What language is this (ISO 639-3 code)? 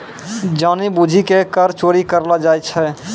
mai